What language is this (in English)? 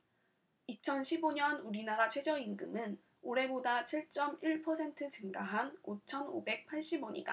Korean